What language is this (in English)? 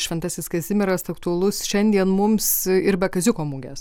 Lithuanian